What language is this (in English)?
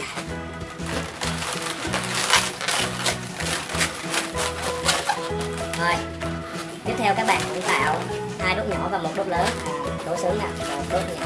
Vietnamese